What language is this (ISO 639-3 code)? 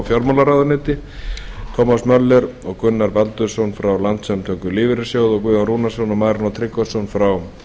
isl